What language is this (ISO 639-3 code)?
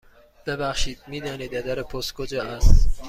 fas